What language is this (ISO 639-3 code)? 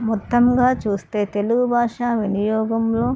tel